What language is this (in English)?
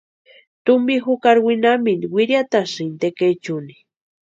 Western Highland Purepecha